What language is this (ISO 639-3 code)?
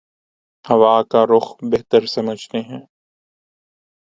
urd